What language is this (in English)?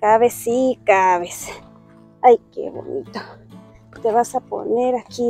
Spanish